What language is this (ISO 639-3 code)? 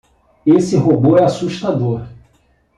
por